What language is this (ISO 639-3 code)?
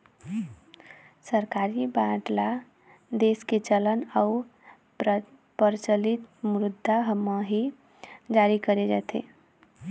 hne